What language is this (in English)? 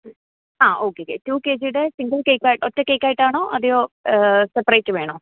Malayalam